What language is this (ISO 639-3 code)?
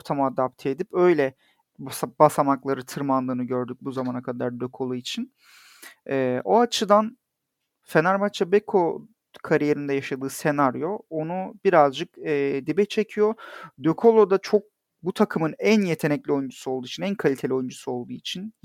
tur